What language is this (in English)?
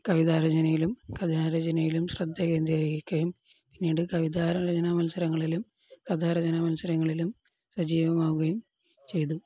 Malayalam